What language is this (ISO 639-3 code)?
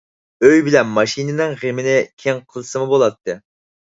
uig